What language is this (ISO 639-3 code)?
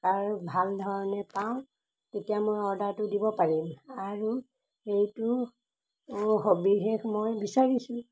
asm